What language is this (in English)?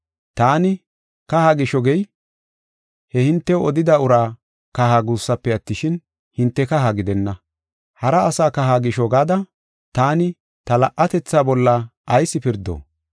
Gofa